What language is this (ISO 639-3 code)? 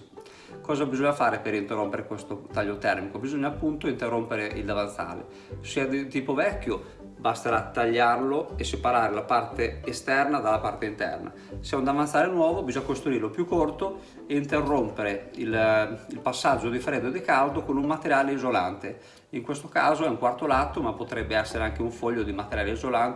ita